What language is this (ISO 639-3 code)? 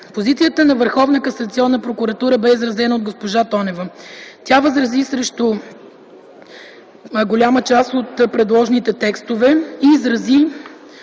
bul